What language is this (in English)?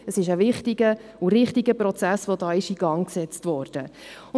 Swiss German